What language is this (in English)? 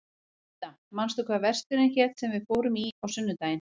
Icelandic